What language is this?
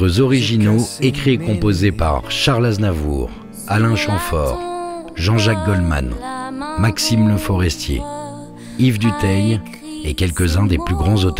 French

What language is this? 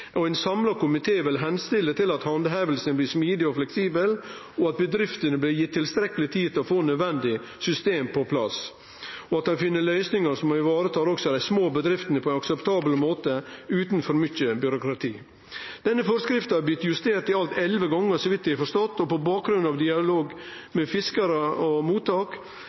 Norwegian Nynorsk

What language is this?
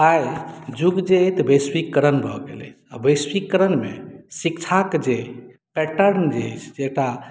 Maithili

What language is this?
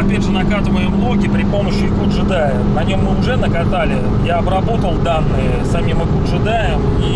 Russian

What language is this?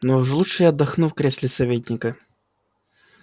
Russian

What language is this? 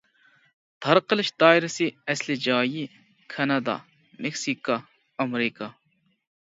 Uyghur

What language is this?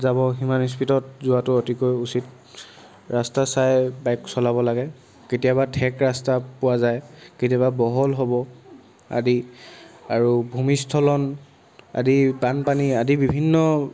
Assamese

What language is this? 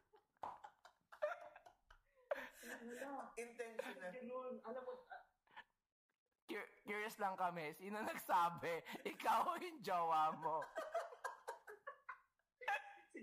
Filipino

